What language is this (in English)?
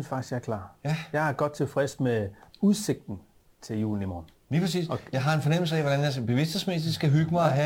Danish